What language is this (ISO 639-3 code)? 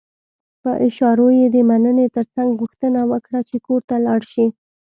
pus